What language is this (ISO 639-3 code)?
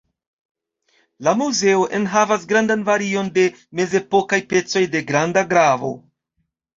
epo